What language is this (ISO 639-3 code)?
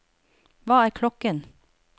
nor